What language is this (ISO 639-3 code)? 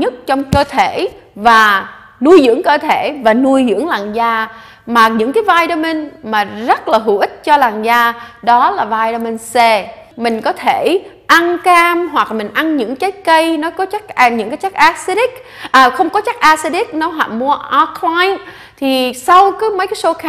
vie